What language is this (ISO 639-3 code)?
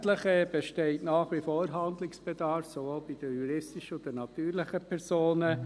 gsw